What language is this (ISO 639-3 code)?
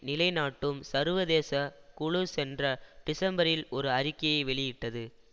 tam